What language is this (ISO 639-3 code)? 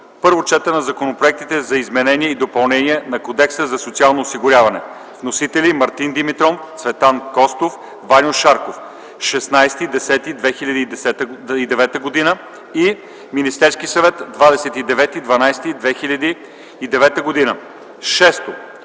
bul